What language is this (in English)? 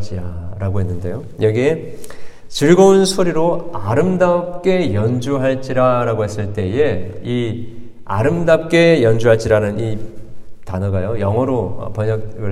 Korean